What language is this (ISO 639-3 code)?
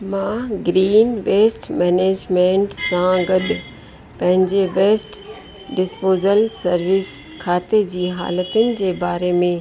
snd